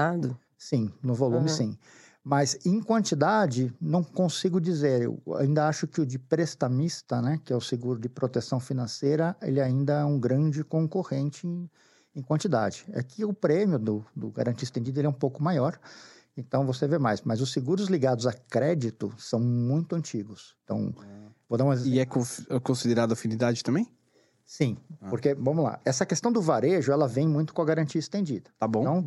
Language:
Portuguese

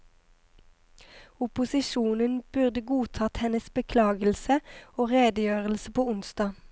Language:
Norwegian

